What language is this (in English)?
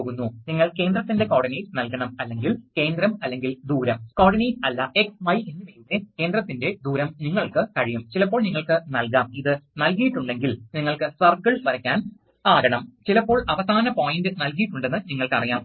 Malayalam